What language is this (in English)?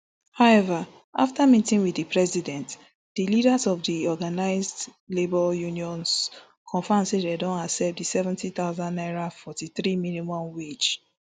Nigerian Pidgin